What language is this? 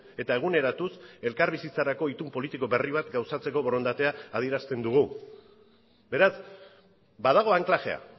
Basque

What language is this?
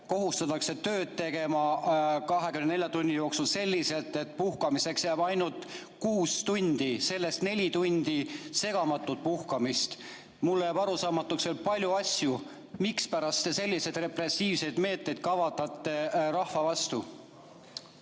Estonian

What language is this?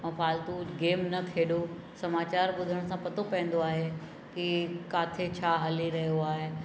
Sindhi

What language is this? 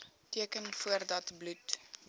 Afrikaans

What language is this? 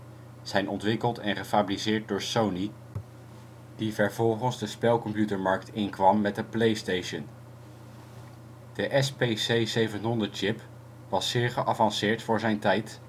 Dutch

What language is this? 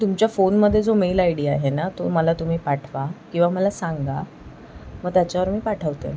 Marathi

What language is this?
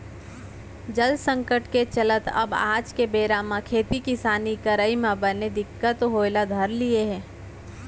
Chhattisgarhi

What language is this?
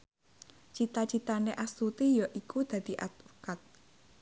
Javanese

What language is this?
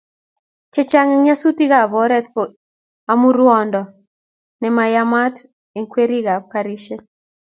Kalenjin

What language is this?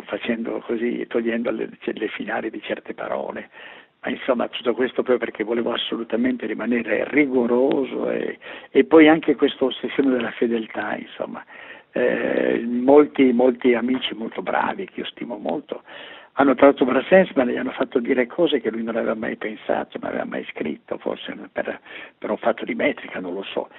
Italian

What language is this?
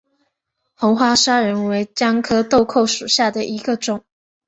Chinese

